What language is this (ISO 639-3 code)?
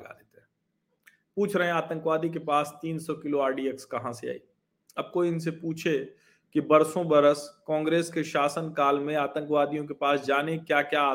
hin